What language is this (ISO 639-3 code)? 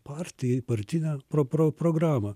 lit